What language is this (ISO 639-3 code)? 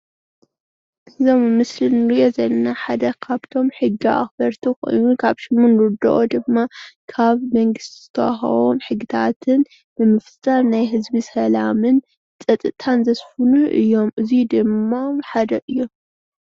tir